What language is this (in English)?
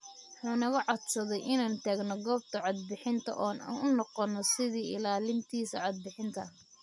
Somali